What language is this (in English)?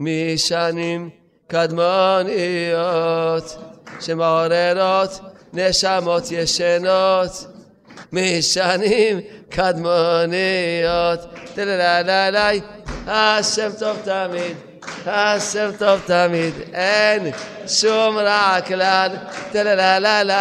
Hebrew